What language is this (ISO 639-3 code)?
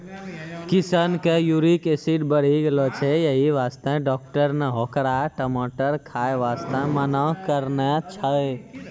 mai